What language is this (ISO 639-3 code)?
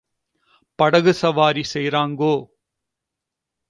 tam